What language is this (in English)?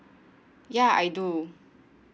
English